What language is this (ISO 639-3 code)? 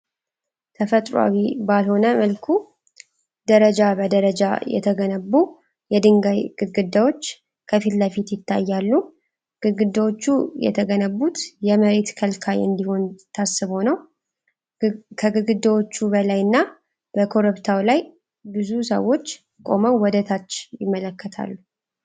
amh